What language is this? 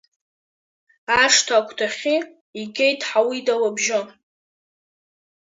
Abkhazian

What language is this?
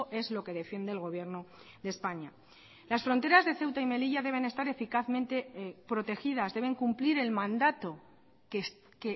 Spanish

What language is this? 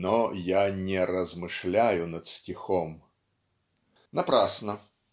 Russian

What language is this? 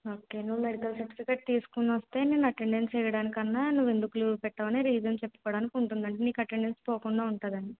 Telugu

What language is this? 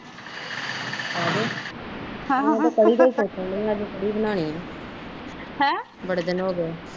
Punjabi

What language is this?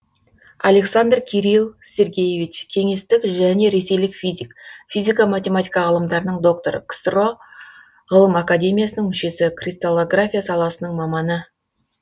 Kazakh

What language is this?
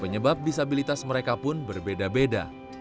Indonesian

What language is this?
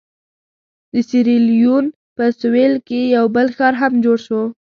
Pashto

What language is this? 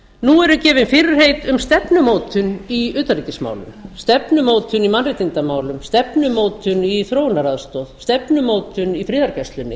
Icelandic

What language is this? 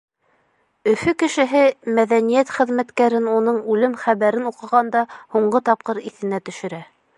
Bashkir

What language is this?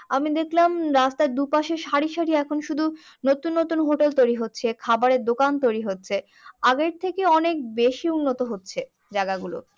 Bangla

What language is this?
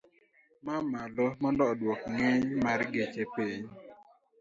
Luo (Kenya and Tanzania)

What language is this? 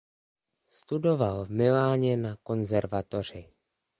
Czech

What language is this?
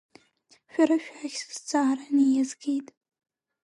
Abkhazian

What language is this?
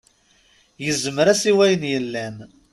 Kabyle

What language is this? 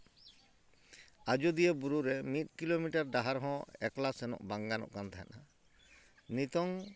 Santali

